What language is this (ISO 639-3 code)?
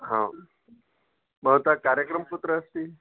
san